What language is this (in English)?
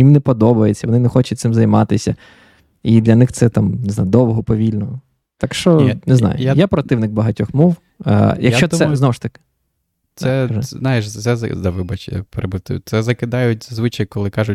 Ukrainian